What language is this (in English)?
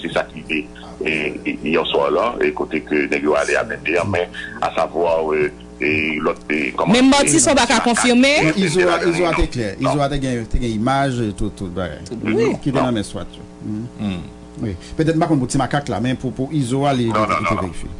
French